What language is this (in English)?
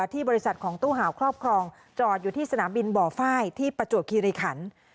Thai